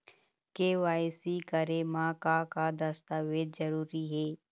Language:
Chhattisgarhi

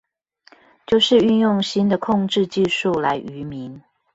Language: Chinese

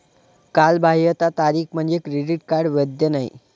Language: Marathi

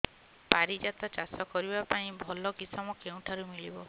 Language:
Odia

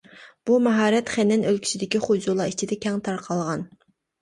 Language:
Uyghur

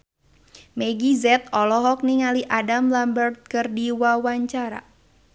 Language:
Sundanese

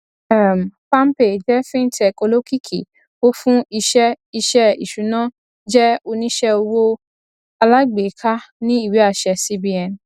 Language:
Yoruba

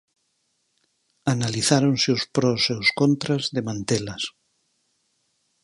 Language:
Galician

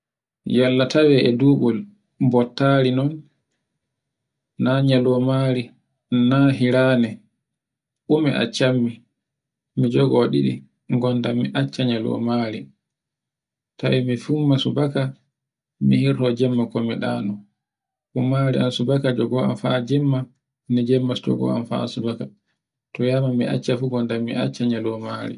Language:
Borgu Fulfulde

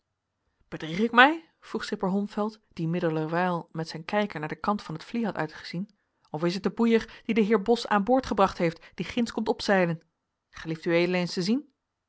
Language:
Dutch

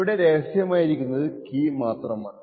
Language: Malayalam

